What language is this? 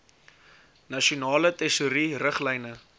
Afrikaans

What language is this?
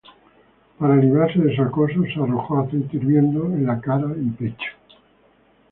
Spanish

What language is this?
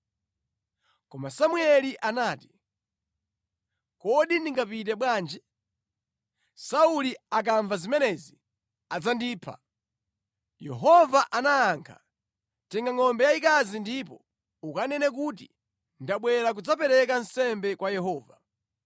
Nyanja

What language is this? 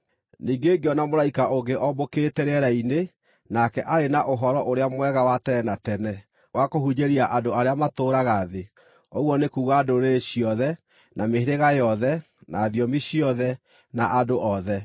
Kikuyu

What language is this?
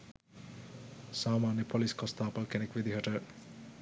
Sinhala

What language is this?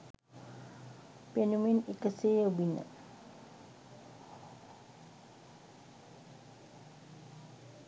Sinhala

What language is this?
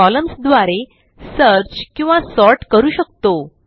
Marathi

